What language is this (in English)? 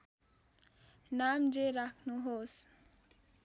Nepali